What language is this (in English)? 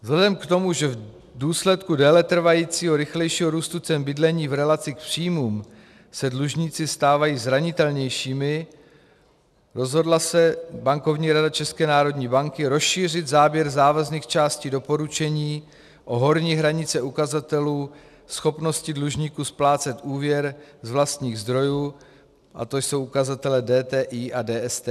Czech